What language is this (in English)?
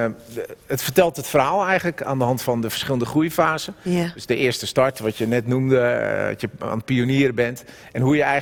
Dutch